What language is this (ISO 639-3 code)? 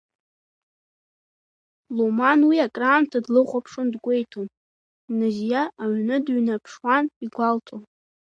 abk